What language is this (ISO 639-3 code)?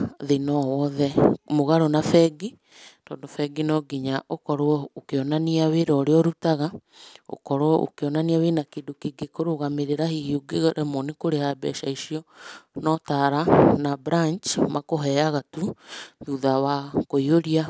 kik